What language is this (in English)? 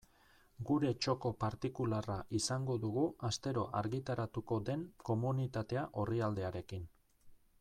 Basque